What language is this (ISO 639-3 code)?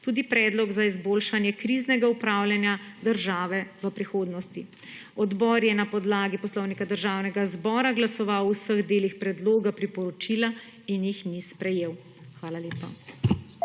slv